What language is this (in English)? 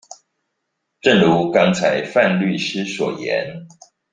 Chinese